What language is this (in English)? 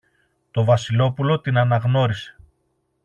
Greek